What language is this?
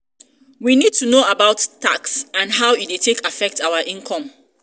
Nigerian Pidgin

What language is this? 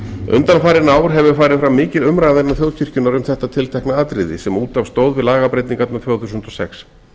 Icelandic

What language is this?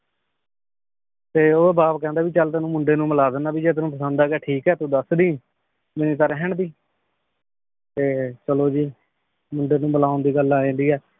Punjabi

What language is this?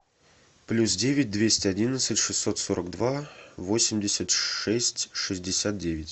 Russian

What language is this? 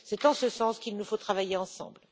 French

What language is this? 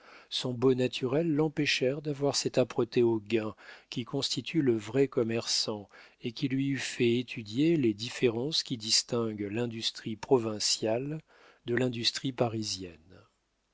French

